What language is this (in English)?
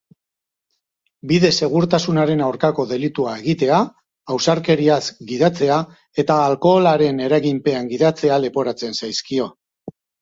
Basque